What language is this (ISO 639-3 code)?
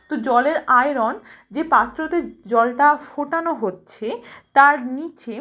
ben